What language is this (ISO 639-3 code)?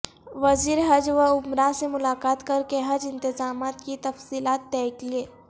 urd